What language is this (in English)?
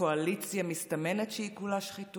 Hebrew